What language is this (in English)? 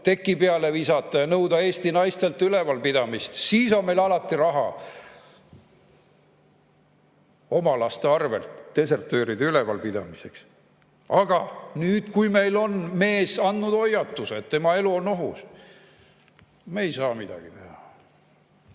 Estonian